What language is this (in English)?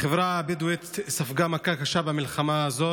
Hebrew